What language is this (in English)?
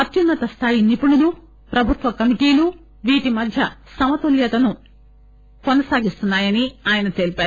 Telugu